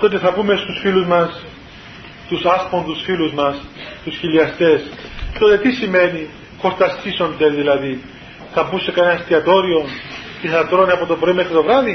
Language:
Greek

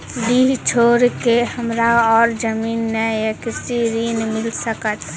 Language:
Maithili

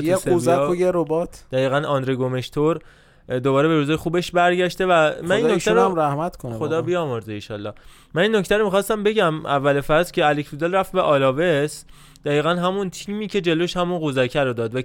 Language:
Persian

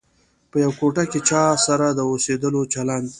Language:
Pashto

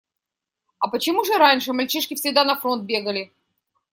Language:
Russian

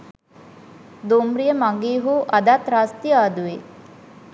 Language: Sinhala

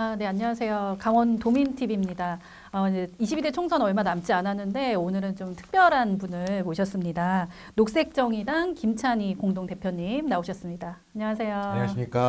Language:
Korean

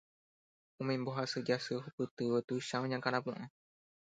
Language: Guarani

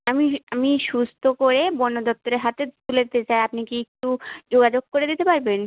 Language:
Bangla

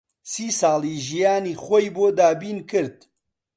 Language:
Central Kurdish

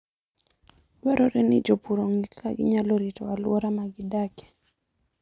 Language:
Luo (Kenya and Tanzania)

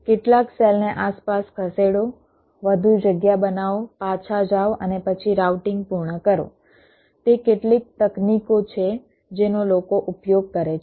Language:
Gujarati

